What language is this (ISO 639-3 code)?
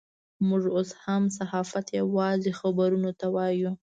pus